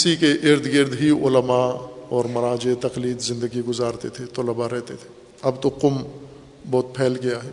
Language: Urdu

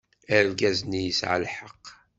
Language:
Kabyle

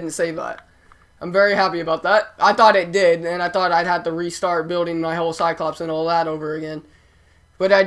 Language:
English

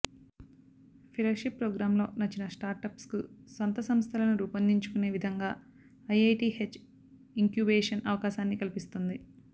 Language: Telugu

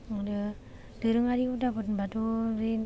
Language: Bodo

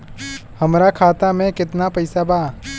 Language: Bhojpuri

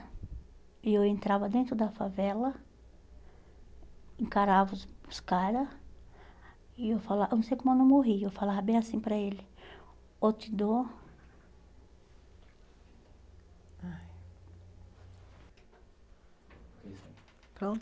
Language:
Portuguese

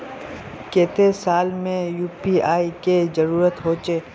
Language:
Magahi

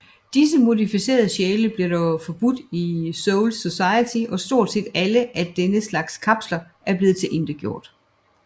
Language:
Danish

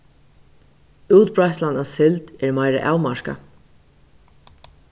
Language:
Faroese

